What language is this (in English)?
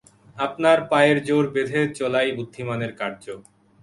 Bangla